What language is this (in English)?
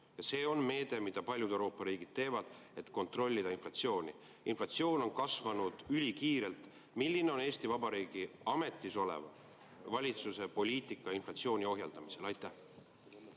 Estonian